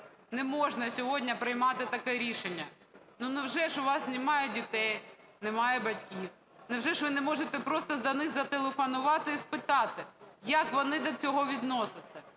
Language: Ukrainian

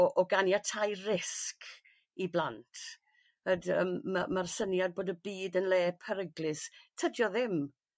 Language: Welsh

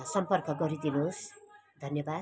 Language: Nepali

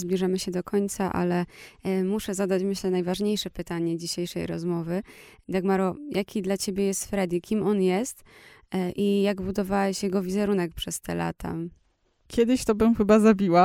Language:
Polish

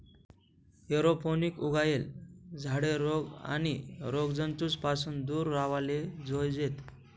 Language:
Marathi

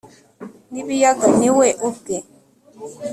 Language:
Kinyarwanda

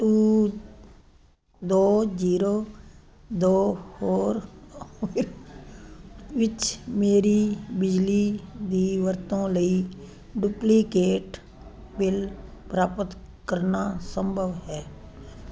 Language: Punjabi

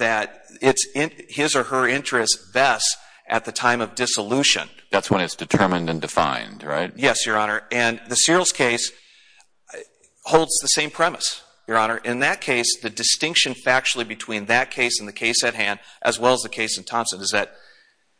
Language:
English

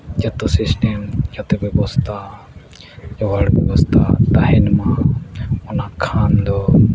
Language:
Santali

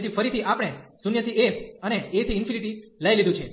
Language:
Gujarati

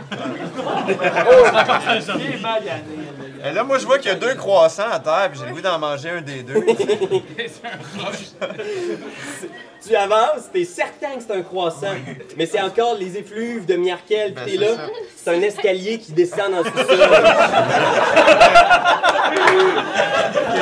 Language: French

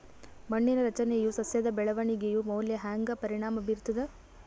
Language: Kannada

